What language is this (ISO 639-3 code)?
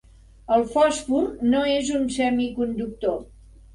cat